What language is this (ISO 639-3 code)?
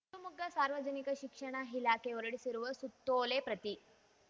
kan